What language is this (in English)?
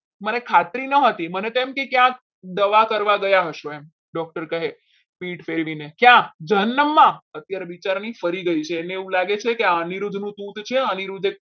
Gujarati